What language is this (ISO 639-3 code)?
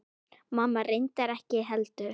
isl